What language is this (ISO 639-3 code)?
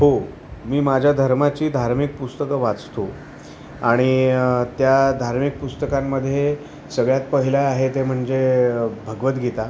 mar